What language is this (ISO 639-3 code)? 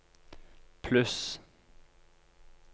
nor